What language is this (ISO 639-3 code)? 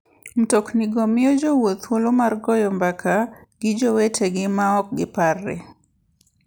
luo